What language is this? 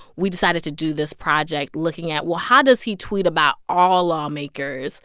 English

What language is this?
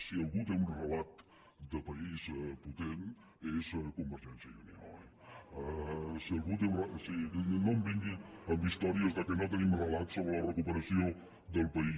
Catalan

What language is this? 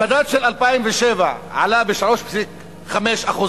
Hebrew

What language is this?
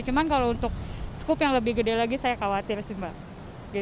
Indonesian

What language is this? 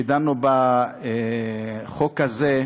Hebrew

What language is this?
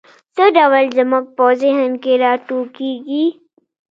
Pashto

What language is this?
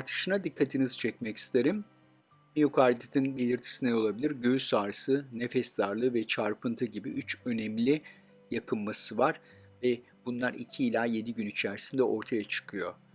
Turkish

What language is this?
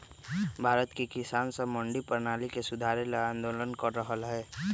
Magahi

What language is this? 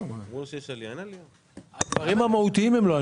Hebrew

